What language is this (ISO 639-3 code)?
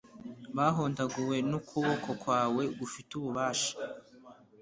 kin